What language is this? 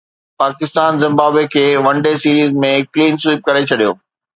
Sindhi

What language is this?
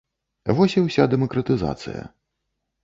Belarusian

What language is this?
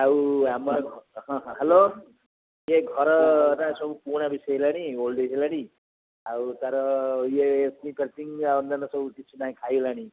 Odia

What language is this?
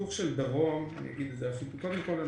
Hebrew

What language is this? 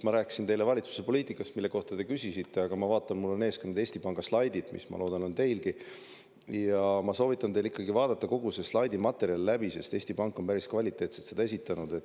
Estonian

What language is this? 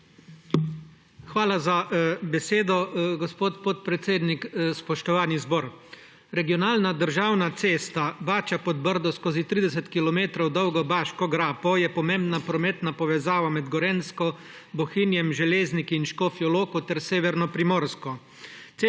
Slovenian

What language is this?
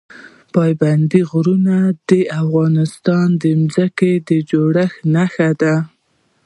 Pashto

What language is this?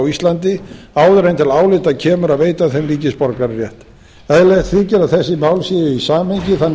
Icelandic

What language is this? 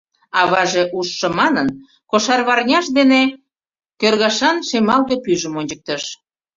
Mari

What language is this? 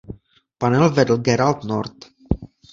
Czech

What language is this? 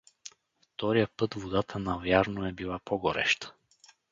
Bulgarian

